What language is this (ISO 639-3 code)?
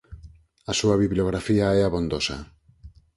glg